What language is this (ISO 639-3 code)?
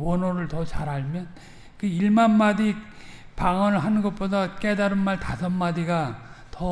kor